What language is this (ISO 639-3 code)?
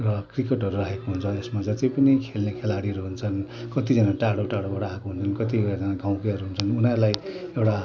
nep